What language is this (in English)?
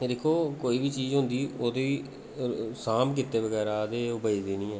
Dogri